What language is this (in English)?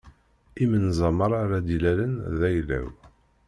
Kabyle